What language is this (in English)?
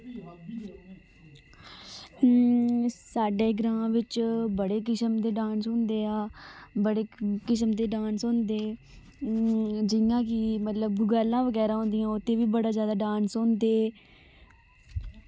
Dogri